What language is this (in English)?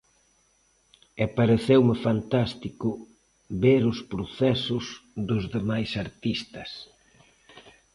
Galician